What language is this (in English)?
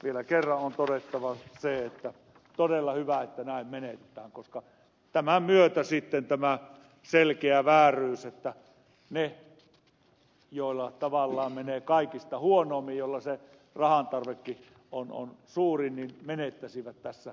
Finnish